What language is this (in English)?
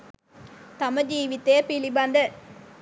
Sinhala